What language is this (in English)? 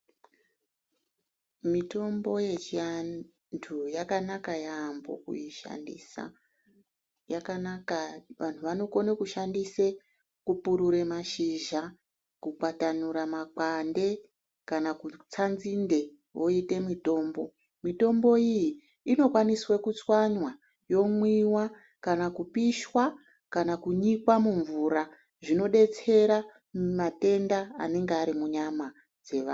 Ndau